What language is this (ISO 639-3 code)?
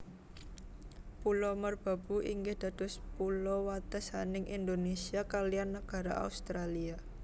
jav